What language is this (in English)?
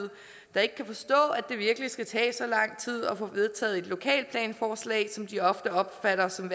Danish